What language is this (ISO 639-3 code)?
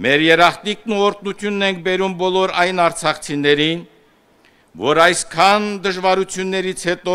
ron